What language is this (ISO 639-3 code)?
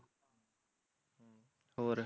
pan